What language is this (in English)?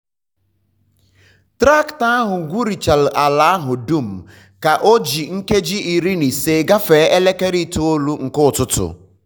Igbo